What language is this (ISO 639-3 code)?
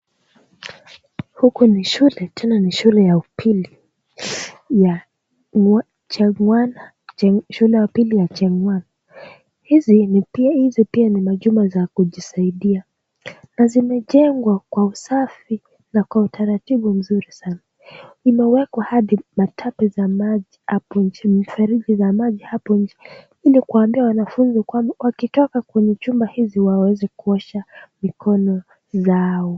swa